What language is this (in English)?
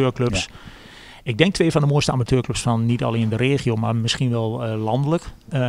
Dutch